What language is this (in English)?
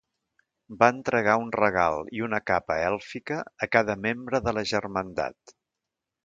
Catalan